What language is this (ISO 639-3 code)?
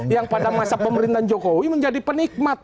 ind